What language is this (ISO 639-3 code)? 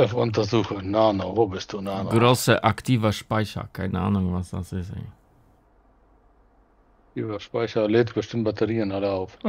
deu